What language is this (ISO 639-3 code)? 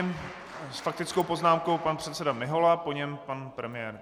ces